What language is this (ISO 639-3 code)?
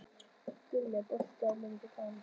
isl